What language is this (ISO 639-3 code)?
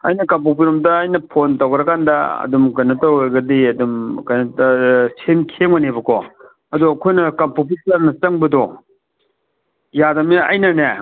mni